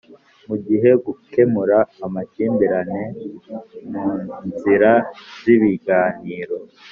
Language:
Kinyarwanda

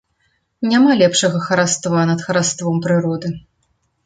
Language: Belarusian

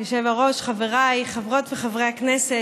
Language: Hebrew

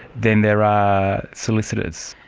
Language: English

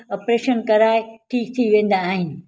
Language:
Sindhi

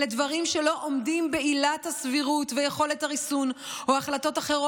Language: Hebrew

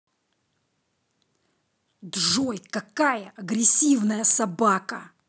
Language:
Russian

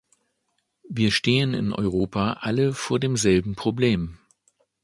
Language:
German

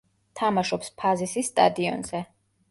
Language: Georgian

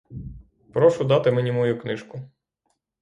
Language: Ukrainian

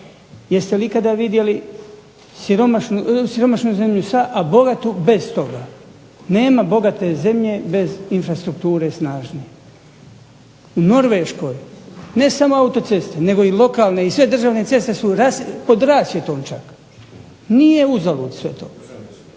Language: Croatian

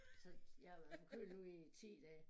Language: Danish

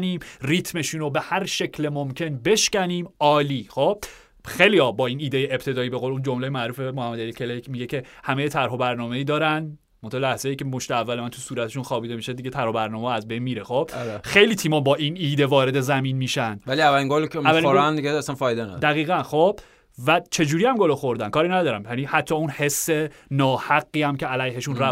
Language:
Persian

